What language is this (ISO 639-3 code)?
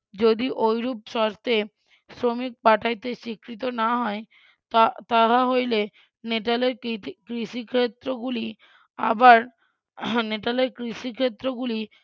ben